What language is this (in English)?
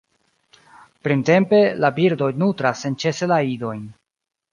Esperanto